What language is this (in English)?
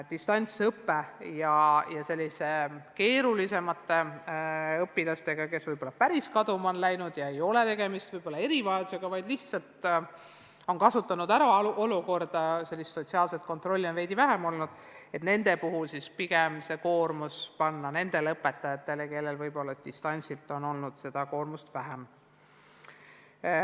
Estonian